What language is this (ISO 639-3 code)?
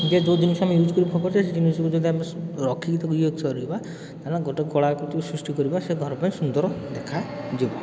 ori